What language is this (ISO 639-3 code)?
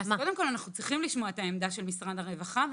heb